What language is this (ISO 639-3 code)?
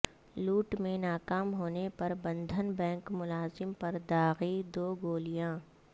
urd